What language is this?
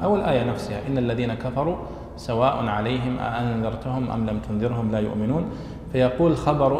Arabic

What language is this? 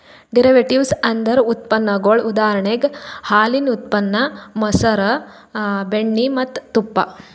Kannada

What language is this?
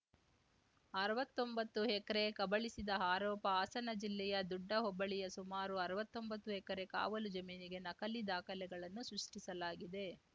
Kannada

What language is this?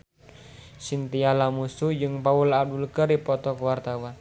Sundanese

